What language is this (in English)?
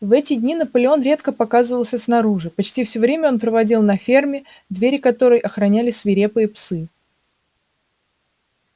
Russian